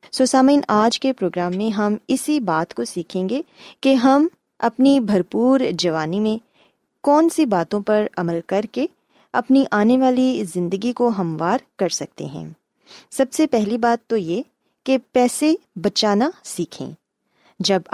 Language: Urdu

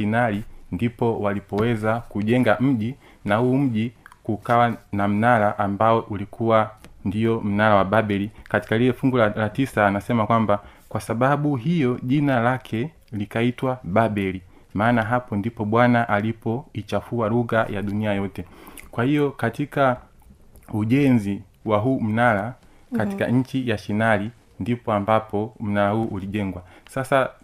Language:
Swahili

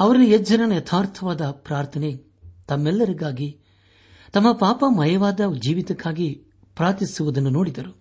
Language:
Kannada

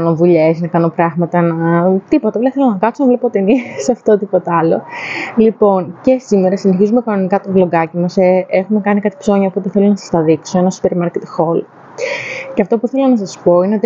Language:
Greek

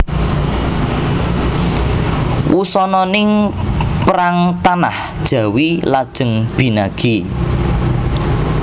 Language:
Javanese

